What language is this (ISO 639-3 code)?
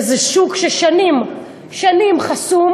heb